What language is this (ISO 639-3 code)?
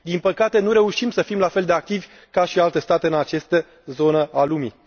ron